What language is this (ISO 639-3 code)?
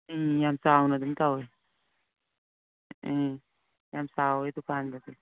mni